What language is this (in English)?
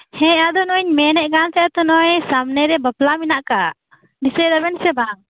Santali